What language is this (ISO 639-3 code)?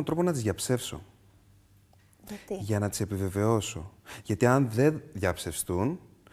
ell